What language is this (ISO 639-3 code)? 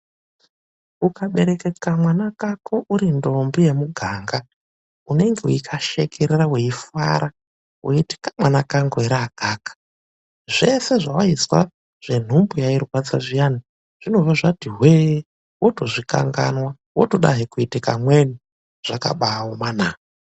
ndc